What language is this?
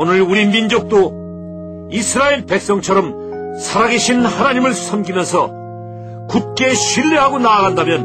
Korean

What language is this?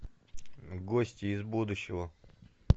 Russian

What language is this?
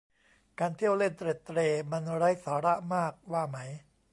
Thai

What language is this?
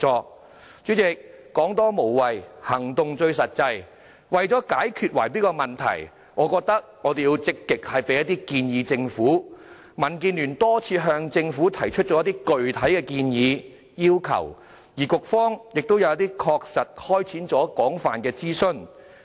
Cantonese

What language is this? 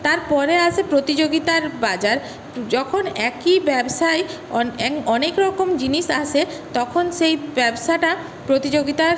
Bangla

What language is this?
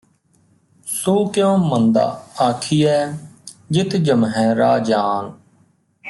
Punjabi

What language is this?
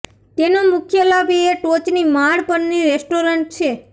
Gujarati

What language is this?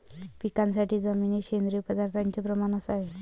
Marathi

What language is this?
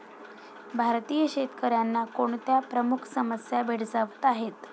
Marathi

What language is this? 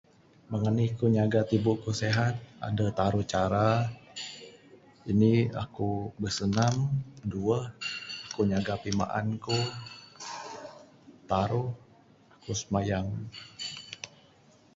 Bukar-Sadung Bidayuh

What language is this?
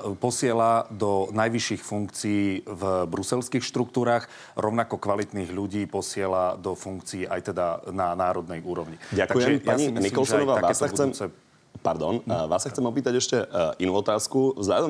Slovak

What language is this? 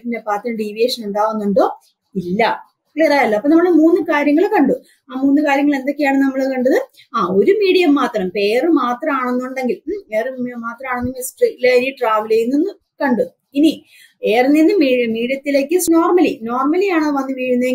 Malayalam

